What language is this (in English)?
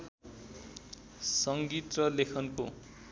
Nepali